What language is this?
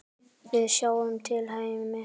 Icelandic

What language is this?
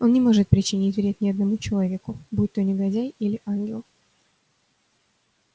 Russian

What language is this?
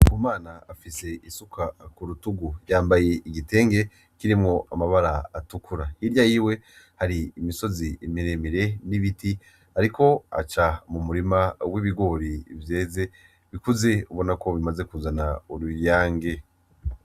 Rundi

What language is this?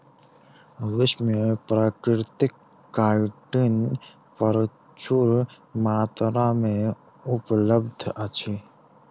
Maithili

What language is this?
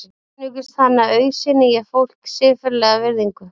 Icelandic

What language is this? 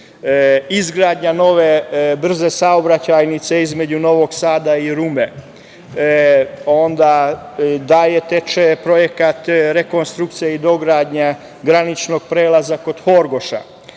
Serbian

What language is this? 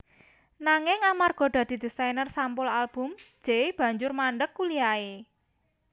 Javanese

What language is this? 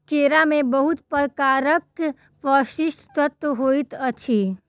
Maithili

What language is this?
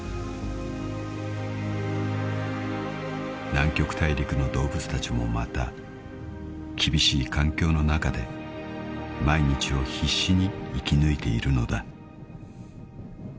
Japanese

